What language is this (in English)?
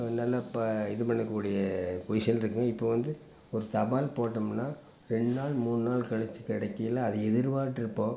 Tamil